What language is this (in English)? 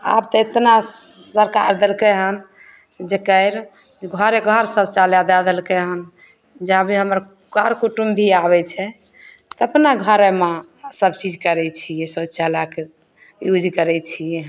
Maithili